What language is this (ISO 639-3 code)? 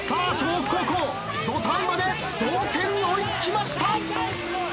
jpn